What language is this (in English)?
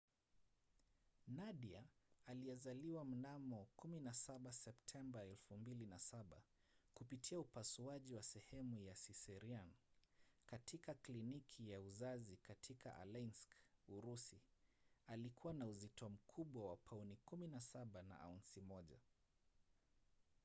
Swahili